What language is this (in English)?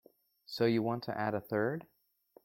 English